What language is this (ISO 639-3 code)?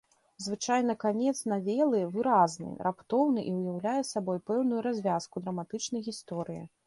bel